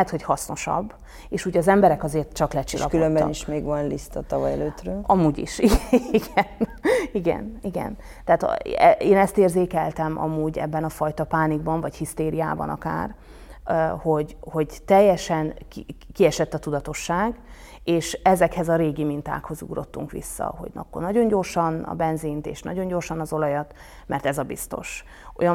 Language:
Hungarian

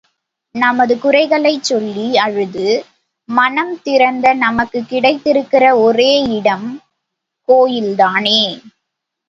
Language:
Tamil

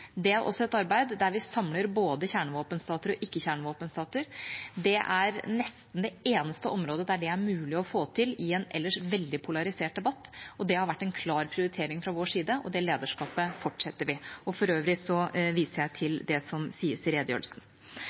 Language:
Norwegian Bokmål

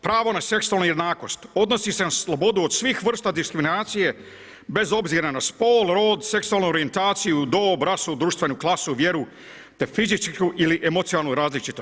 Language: Croatian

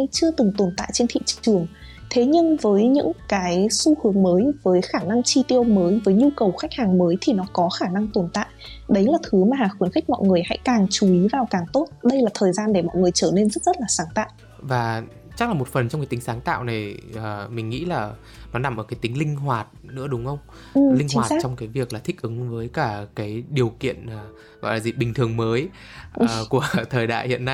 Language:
Vietnamese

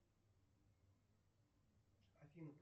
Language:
Russian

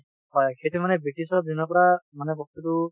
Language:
Assamese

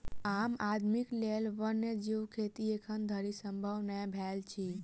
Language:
Maithili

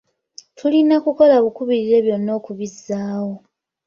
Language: Ganda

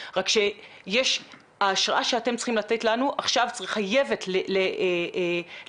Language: Hebrew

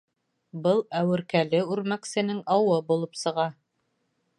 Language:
Bashkir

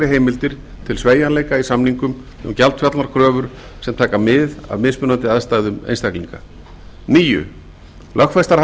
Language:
Icelandic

